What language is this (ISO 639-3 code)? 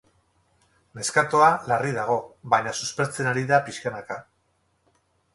eus